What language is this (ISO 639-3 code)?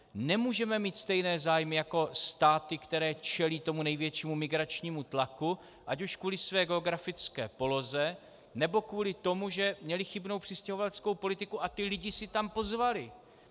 ces